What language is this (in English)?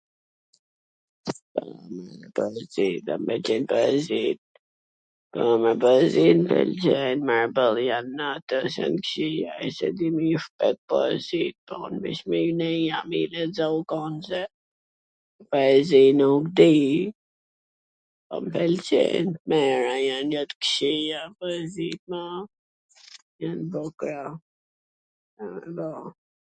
Gheg Albanian